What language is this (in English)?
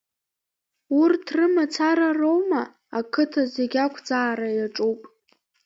Abkhazian